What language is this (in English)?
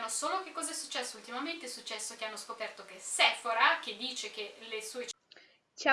Italian